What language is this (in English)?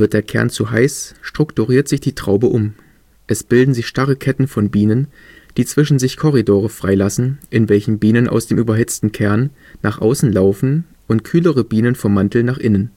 German